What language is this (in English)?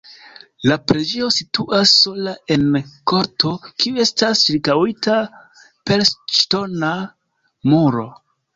Esperanto